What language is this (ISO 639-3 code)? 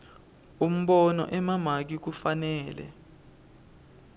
ssw